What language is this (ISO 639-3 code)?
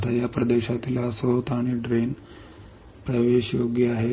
mar